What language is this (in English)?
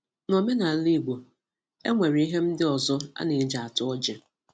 Igbo